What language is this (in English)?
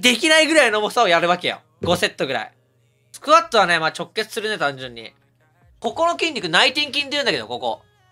Japanese